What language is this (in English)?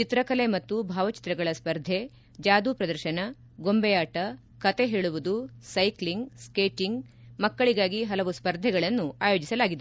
Kannada